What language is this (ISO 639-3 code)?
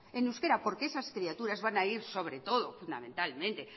spa